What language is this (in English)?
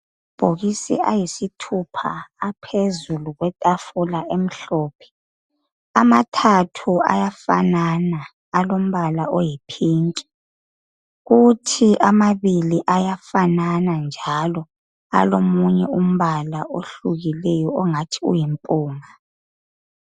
North Ndebele